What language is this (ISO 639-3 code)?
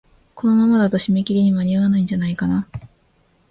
jpn